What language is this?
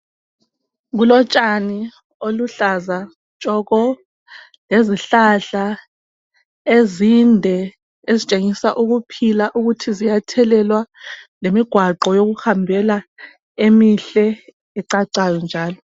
North Ndebele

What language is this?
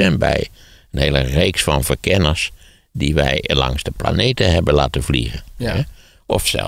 Dutch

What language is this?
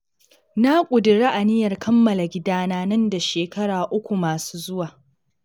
Hausa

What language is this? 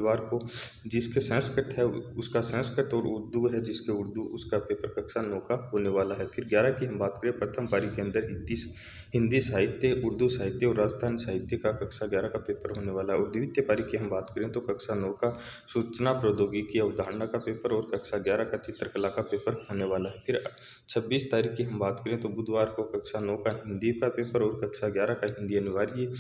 Hindi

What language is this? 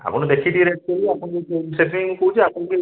Odia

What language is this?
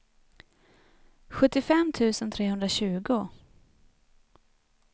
Swedish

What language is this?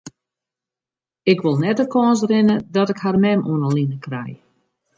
Western Frisian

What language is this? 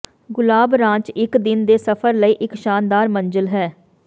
Punjabi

